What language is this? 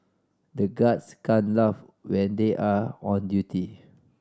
English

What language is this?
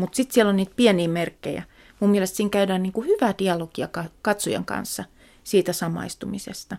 Finnish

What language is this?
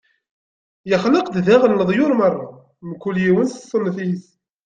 Kabyle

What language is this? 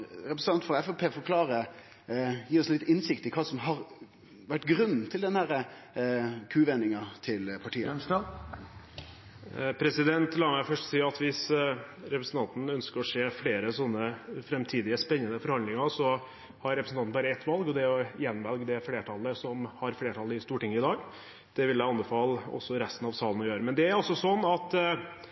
Norwegian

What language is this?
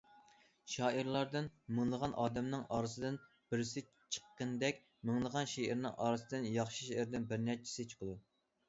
Uyghur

